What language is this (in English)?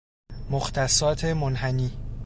Persian